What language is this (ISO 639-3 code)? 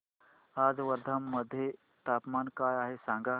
mar